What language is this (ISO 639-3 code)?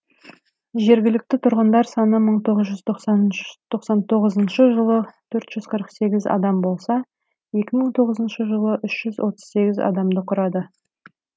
kaz